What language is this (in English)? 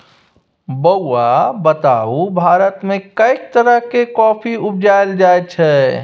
Maithili